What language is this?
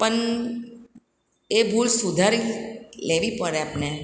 Gujarati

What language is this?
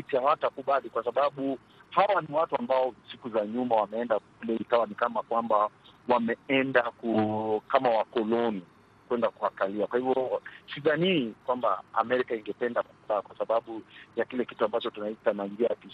Swahili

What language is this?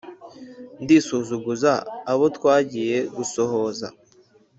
Kinyarwanda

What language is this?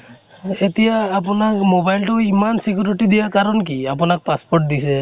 Assamese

